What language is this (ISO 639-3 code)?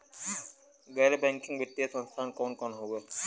bho